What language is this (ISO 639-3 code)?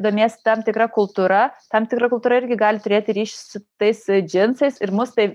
lit